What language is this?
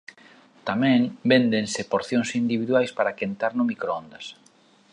Galician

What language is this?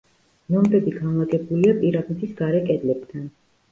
Georgian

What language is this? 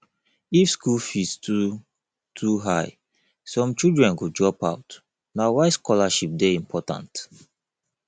Nigerian Pidgin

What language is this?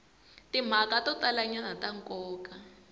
Tsonga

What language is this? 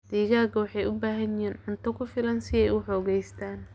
Somali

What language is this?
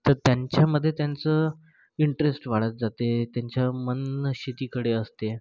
Marathi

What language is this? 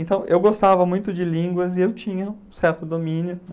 Portuguese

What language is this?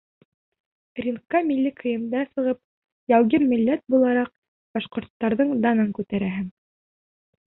Bashkir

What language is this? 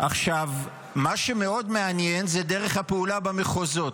Hebrew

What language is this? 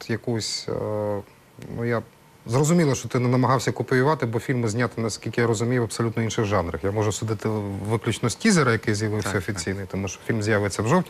Ukrainian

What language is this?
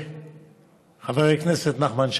Hebrew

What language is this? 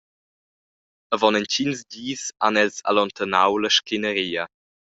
Romansh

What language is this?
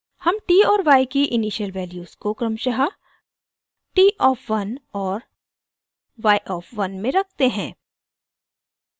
Hindi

